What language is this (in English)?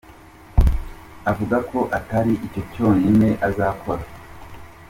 Kinyarwanda